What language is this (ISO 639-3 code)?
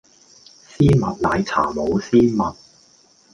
yue